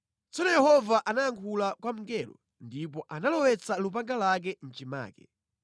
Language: Nyanja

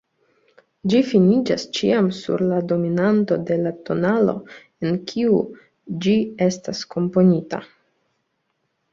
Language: Esperanto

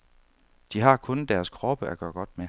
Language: Danish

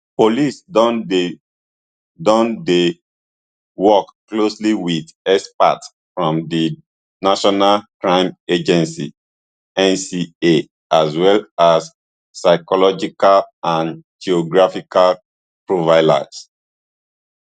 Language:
Nigerian Pidgin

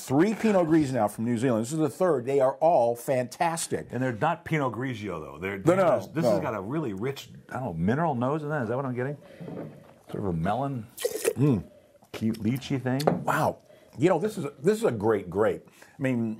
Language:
English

